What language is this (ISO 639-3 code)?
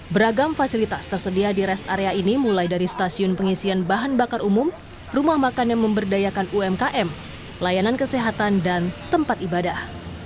ind